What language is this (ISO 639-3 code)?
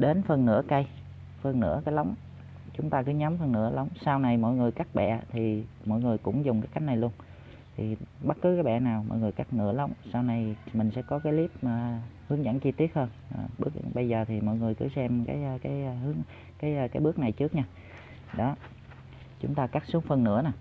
vie